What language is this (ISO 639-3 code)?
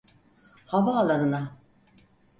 tur